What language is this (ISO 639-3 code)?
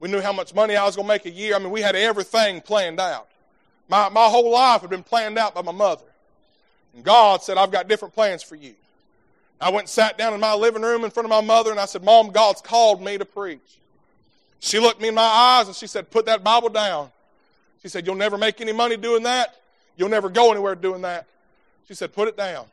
eng